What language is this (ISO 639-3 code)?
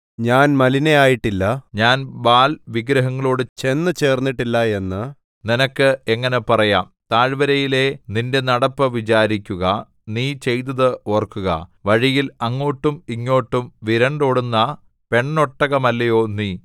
mal